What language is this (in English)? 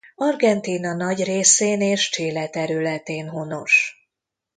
Hungarian